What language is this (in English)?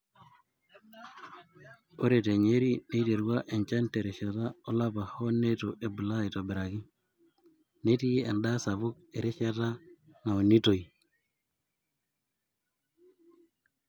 Masai